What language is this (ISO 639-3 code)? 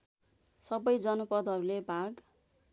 nep